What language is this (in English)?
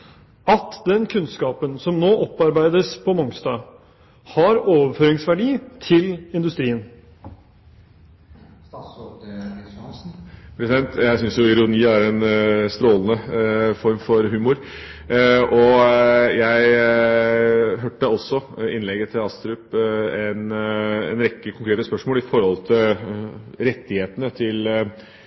Norwegian